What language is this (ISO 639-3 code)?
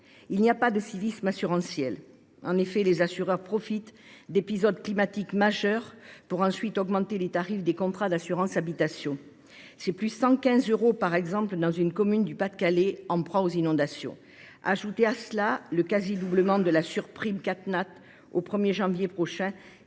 fra